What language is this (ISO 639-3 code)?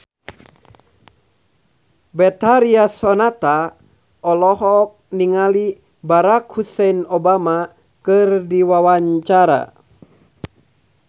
sun